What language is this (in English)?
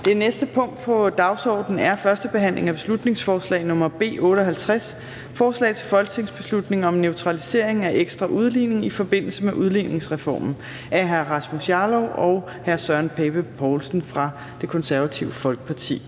Danish